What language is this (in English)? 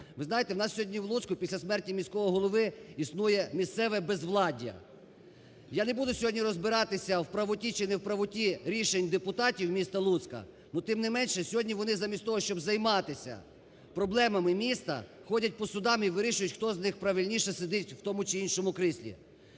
Ukrainian